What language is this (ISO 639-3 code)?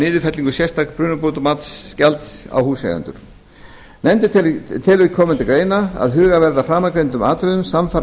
isl